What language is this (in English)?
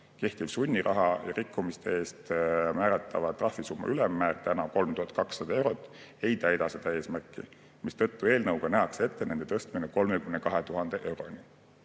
Estonian